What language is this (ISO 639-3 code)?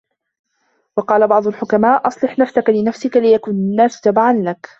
ara